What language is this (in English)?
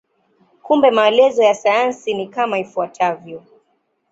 Swahili